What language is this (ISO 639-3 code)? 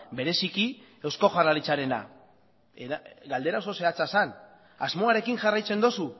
eus